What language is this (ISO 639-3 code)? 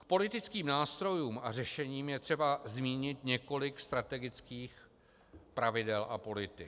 ces